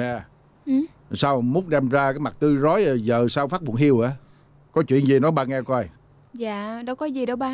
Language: Vietnamese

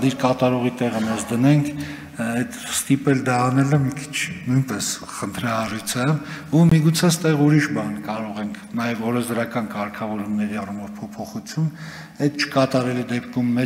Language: Turkish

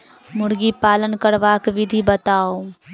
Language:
Maithili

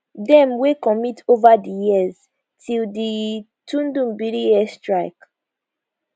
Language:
Nigerian Pidgin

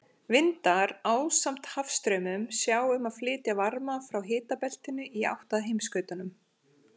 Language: Icelandic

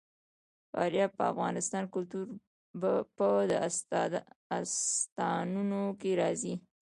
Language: Pashto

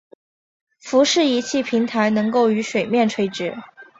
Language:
Chinese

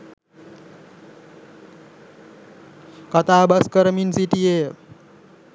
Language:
Sinhala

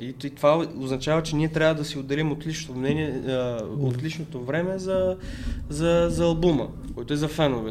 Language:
Bulgarian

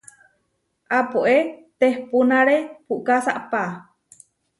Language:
Huarijio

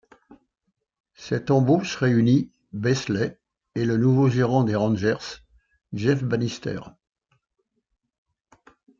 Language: French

